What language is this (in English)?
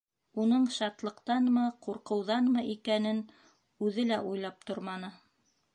Bashkir